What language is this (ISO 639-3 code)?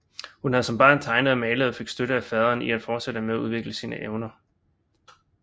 dan